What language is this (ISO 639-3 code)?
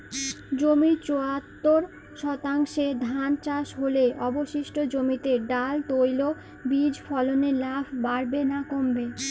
ben